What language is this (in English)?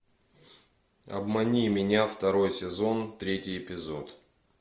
Russian